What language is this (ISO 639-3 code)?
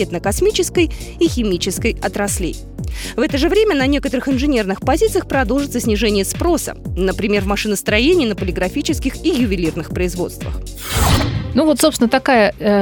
rus